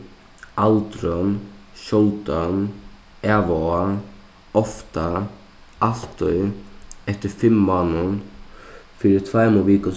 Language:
Faroese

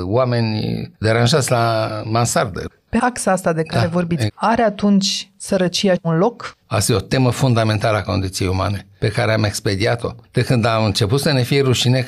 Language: Romanian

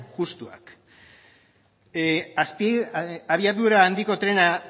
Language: Basque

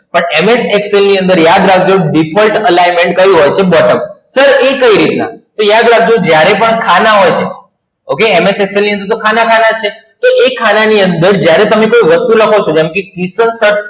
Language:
Gujarati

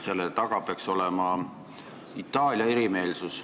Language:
Estonian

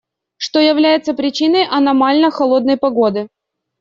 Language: Russian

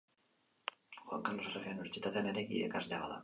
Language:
Basque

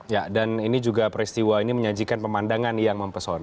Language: Indonesian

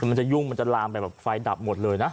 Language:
Thai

